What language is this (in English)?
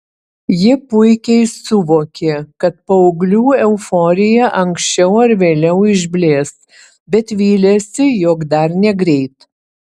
Lithuanian